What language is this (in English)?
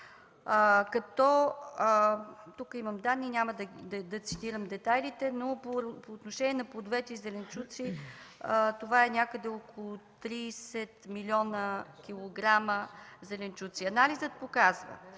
Bulgarian